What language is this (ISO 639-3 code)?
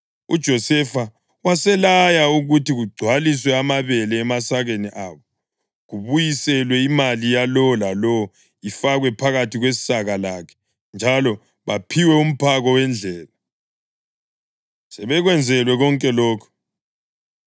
nde